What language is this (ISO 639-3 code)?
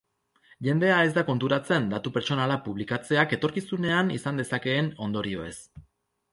eus